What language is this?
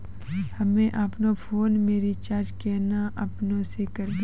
Maithili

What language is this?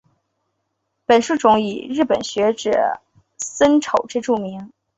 Chinese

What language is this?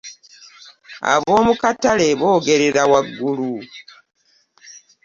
Ganda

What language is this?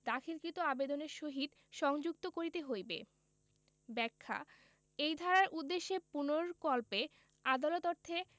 Bangla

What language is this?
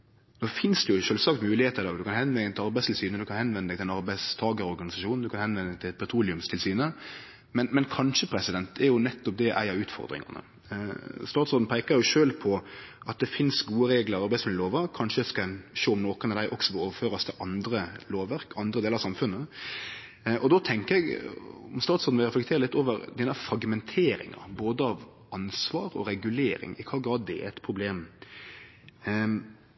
Norwegian Nynorsk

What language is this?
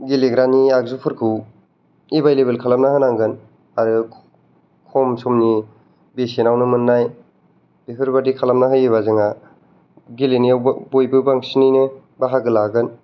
Bodo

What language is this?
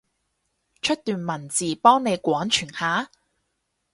Cantonese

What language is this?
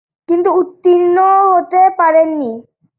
Bangla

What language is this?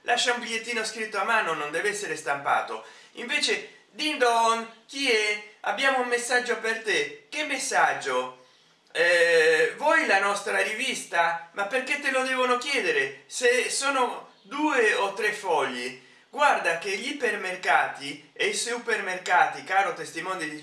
Italian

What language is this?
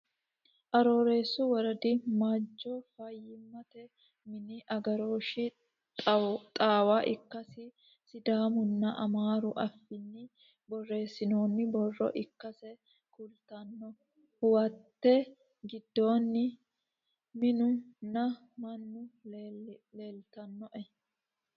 Sidamo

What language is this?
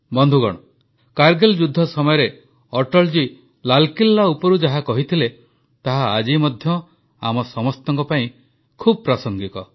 Odia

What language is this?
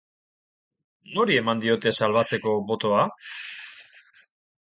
Basque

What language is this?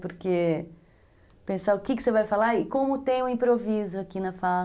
Portuguese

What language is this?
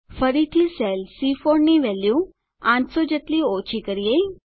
Gujarati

